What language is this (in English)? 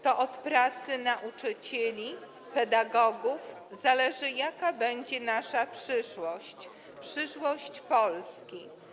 Polish